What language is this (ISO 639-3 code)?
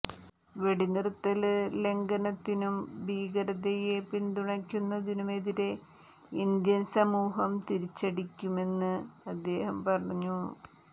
mal